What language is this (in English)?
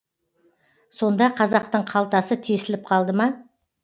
Kazakh